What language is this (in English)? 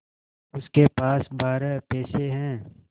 Hindi